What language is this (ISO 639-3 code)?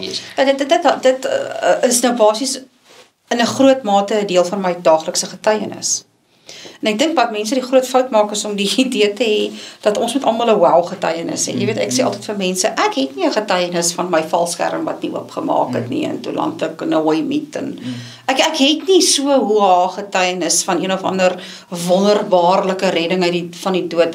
nld